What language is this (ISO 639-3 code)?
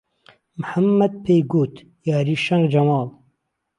ckb